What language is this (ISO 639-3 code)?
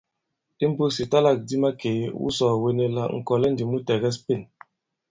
abb